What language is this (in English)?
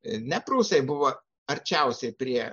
Lithuanian